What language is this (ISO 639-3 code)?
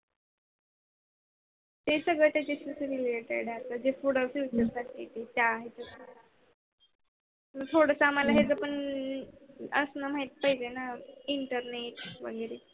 mar